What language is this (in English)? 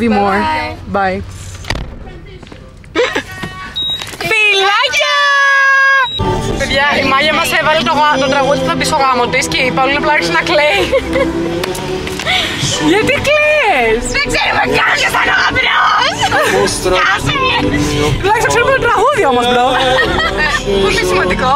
Greek